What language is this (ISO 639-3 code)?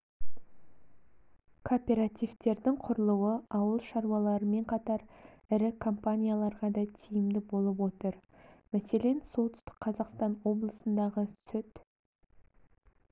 kaz